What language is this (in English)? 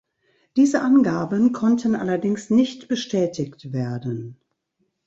German